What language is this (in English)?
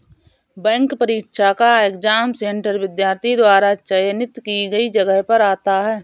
Hindi